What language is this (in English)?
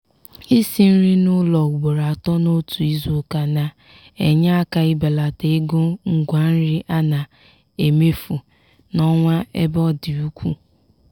Igbo